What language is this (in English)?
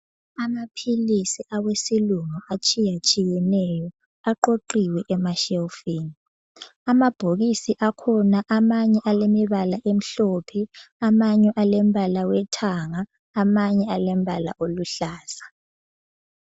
North Ndebele